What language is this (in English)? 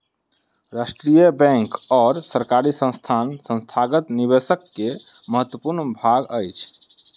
Maithili